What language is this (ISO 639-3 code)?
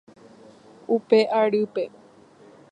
grn